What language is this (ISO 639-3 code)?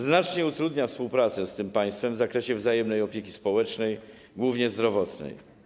pol